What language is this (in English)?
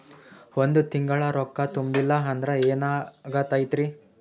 Kannada